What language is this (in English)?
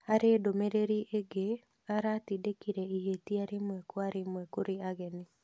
Kikuyu